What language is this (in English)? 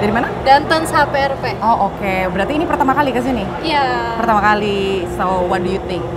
Indonesian